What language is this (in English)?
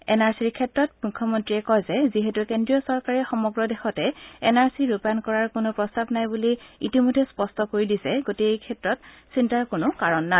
Assamese